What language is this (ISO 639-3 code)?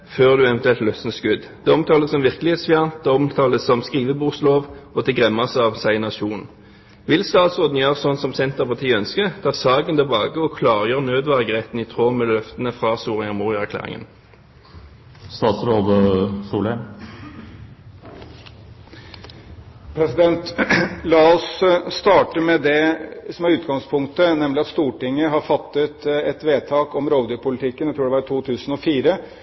nob